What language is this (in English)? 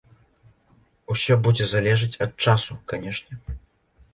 Belarusian